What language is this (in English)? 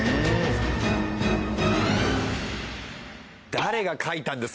Japanese